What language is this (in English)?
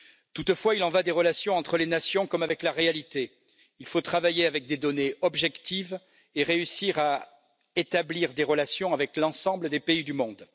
French